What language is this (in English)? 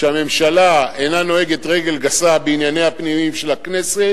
Hebrew